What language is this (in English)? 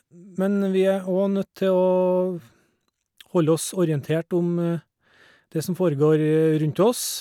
Norwegian